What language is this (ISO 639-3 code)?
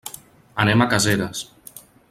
cat